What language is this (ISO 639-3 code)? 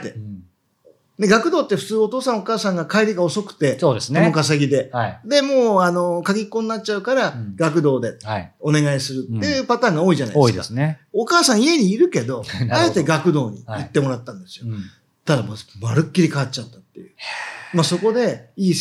jpn